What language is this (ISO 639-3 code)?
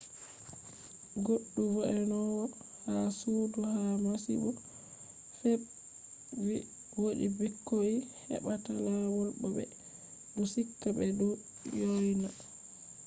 ful